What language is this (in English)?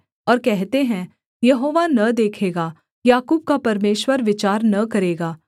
Hindi